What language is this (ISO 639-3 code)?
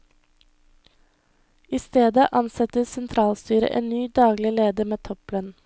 nor